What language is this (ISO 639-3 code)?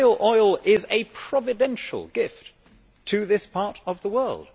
eng